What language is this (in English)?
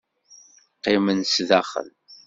Kabyle